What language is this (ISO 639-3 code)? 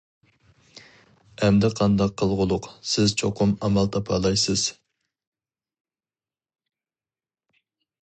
uig